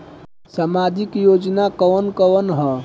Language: Bhojpuri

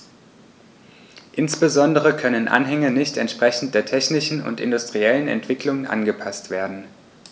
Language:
German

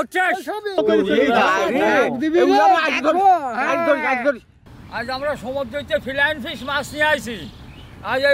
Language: Turkish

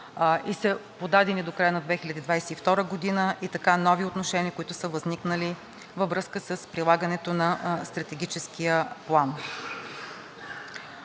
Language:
Bulgarian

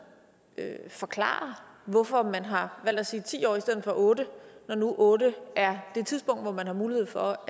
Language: Danish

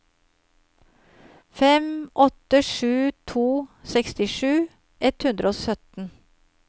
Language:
Norwegian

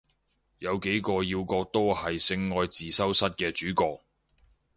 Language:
Cantonese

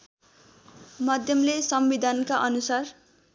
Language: Nepali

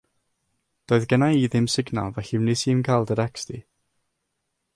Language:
Welsh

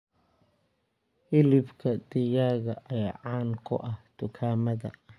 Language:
Somali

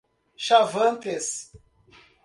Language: Portuguese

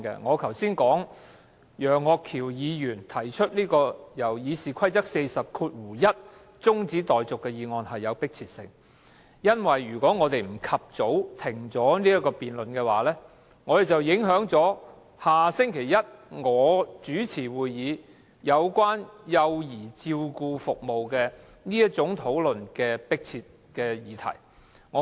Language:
Cantonese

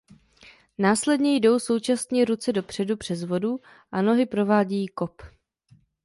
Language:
Czech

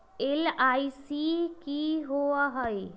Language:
Magahi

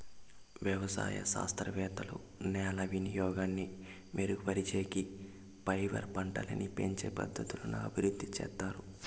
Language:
Telugu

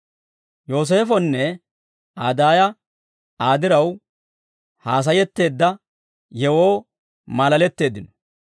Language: Dawro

